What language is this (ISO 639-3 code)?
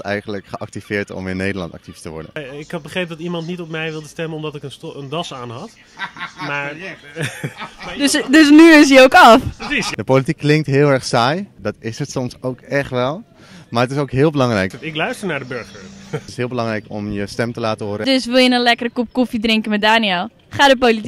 nld